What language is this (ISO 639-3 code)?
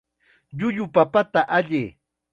qxa